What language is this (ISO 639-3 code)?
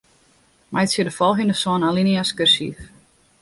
fry